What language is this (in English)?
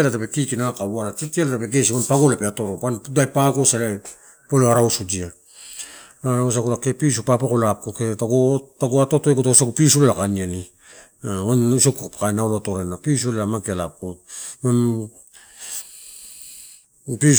Torau